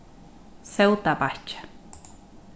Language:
Faroese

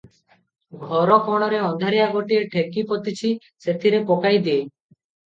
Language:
Odia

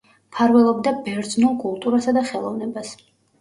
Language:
Georgian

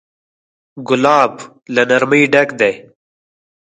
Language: Pashto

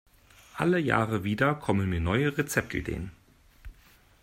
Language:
German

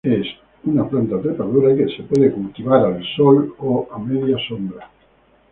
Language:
Spanish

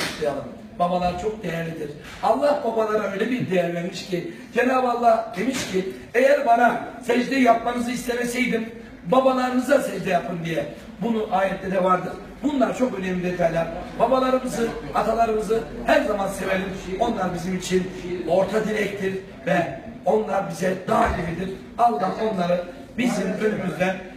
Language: Turkish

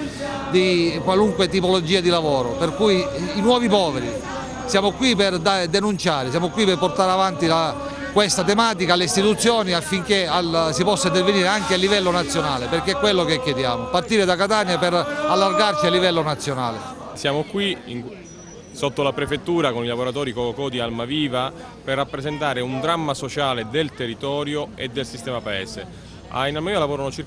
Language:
Italian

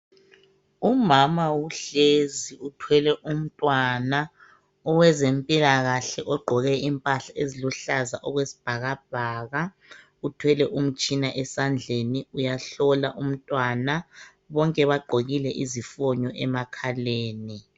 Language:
North Ndebele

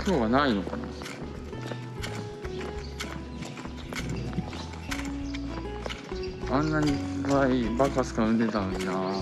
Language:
Japanese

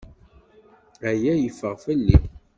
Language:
Kabyle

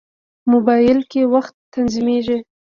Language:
Pashto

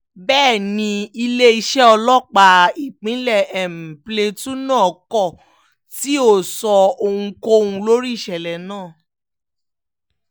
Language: Yoruba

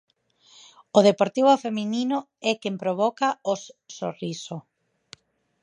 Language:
Galician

